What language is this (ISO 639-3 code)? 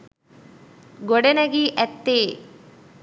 sin